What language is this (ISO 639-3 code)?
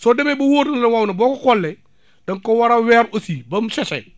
wol